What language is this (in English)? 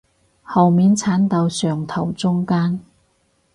Cantonese